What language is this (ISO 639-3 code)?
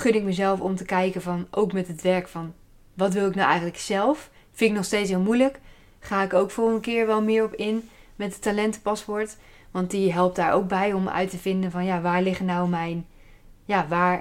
nld